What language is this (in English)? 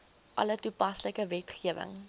Afrikaans